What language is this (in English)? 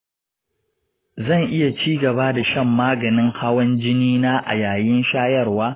Hausa